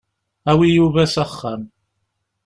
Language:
Kabyle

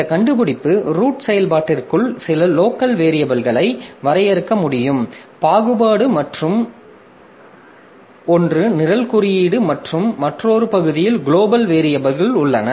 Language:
Tamil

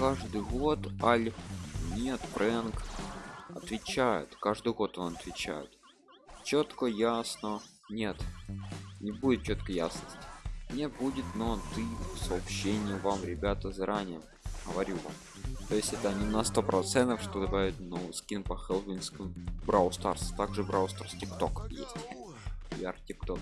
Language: Russian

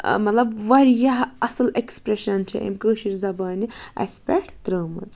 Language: Kashmiri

